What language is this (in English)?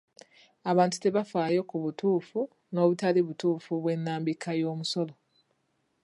Ganda